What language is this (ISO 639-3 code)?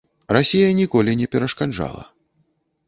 bel